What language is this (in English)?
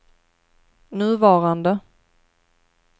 Swedish